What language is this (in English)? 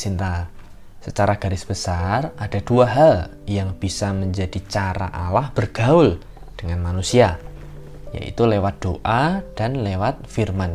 Indonesian